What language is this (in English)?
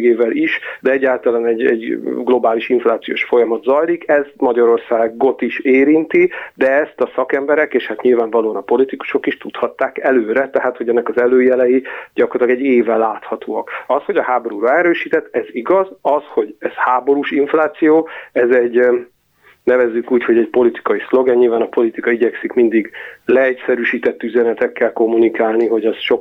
Hungarian